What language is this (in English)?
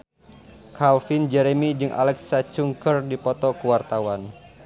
Sundanese